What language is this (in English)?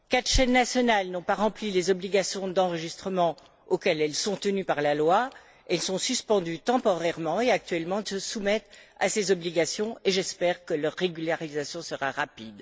French